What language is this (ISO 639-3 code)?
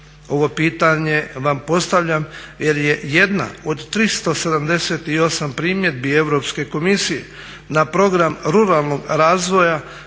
hrv